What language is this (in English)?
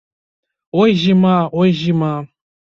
Belarusian